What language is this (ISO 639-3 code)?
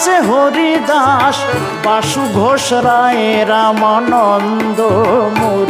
ben